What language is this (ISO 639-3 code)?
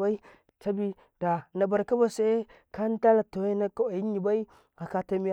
kai